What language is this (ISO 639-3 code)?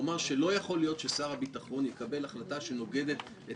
heb